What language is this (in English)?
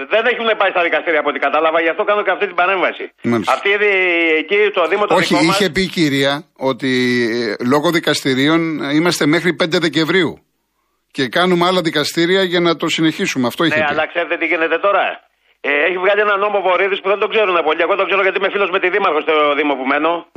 Greek